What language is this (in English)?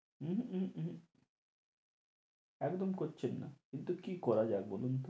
Bangla